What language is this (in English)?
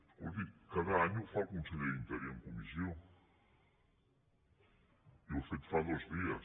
Catalan